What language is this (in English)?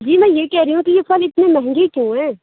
Urdu